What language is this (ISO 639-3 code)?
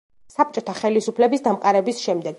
kat